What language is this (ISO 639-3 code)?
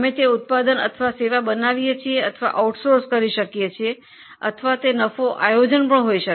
guj